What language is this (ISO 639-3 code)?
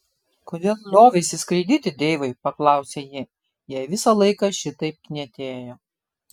lit